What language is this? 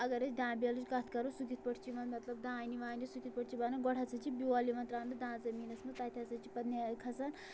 Kashmiri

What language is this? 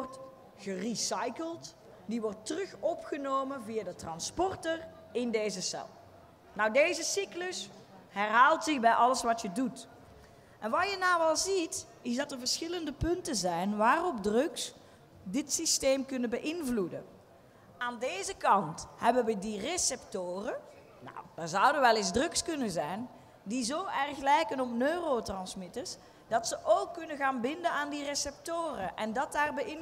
Dutch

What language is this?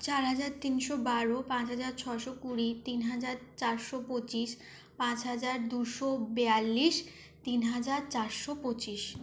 Bangla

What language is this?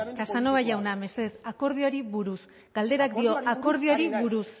Basque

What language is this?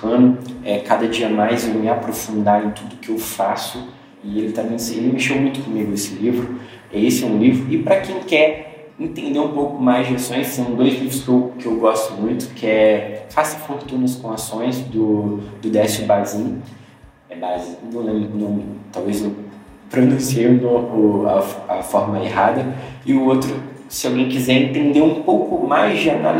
Portuguese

